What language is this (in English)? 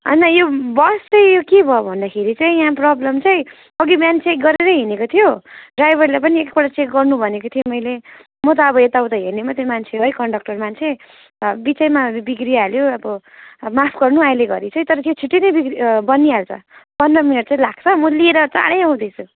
Nepali